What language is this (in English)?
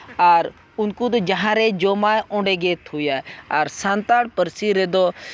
Santali